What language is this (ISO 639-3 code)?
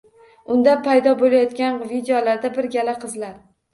uzb